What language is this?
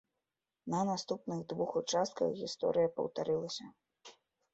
Belarusian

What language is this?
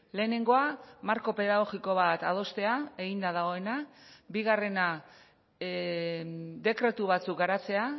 Basque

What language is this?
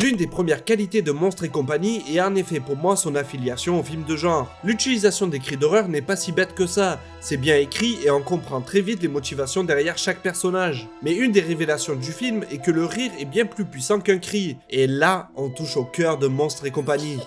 French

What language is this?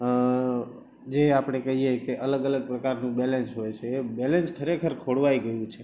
Gujarati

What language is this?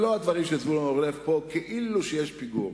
Hebrew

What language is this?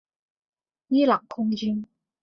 Chinese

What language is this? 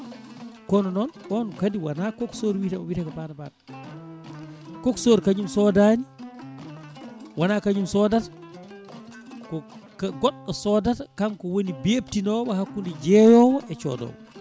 Fula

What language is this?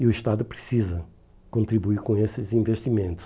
Portuguese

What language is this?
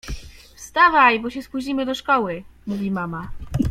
Polish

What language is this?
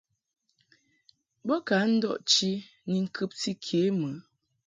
Mungaka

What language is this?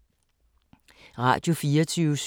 Danish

